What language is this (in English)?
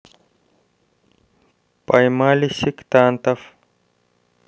Russian